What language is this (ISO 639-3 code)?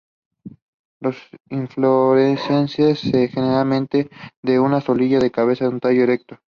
spa